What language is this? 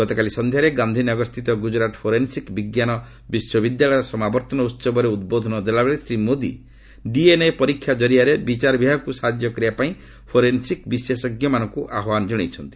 Odia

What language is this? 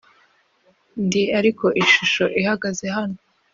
Kinyarwanda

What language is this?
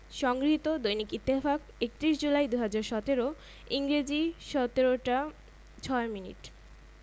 Bangla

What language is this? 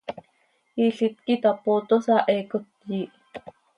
Seri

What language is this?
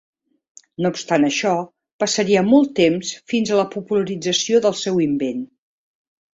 Catalan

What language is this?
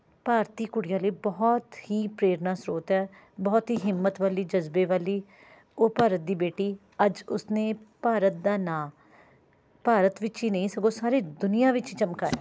Punjabi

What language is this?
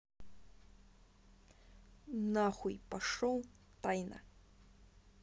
Russian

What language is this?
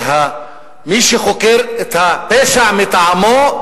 Hebrew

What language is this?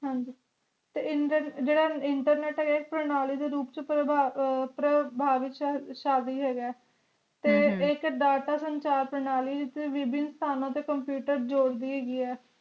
Punjabi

